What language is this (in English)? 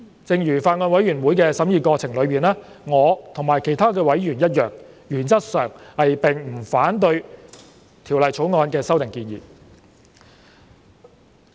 Cantonese